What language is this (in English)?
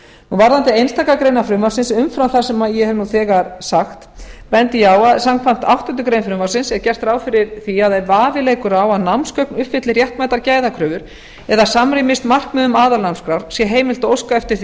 Icelandic